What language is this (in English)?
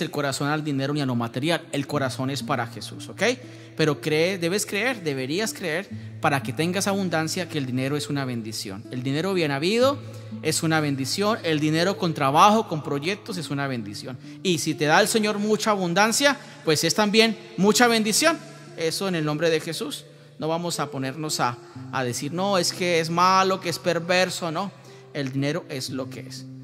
Spanish